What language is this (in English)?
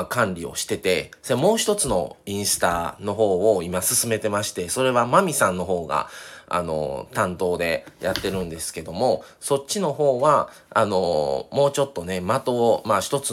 Japanese